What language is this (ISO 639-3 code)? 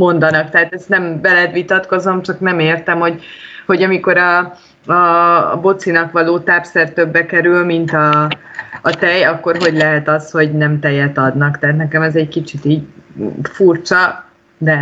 hun